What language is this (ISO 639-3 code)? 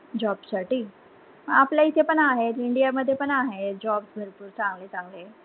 mar